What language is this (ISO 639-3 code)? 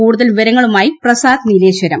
mal